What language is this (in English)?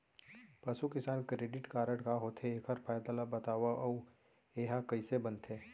Chhattisgarhi